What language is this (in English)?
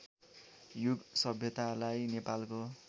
Nepali